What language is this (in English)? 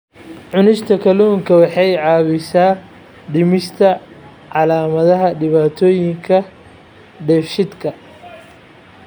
Somali